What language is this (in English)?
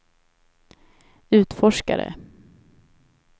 Swedish